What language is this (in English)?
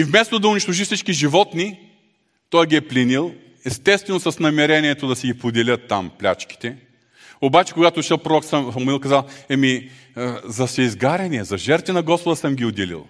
Bulgarian